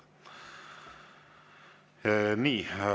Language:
Estonian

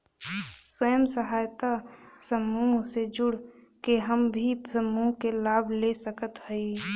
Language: Bhojpuri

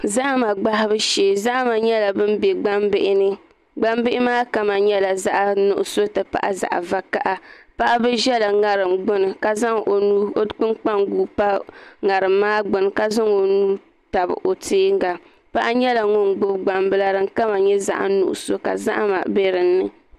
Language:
Dagbani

